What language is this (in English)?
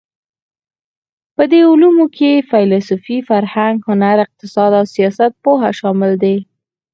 Pashto